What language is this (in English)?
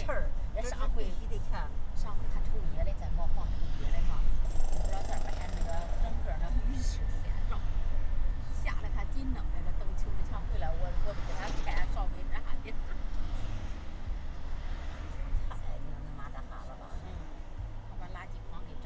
Chinese